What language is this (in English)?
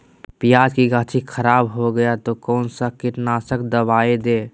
Magahi